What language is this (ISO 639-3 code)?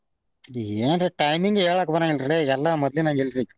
kan